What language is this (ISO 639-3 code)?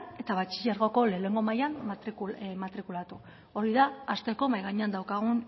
eus